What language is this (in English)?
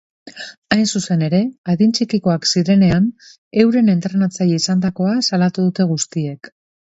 Basque